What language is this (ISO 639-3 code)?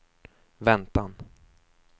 swe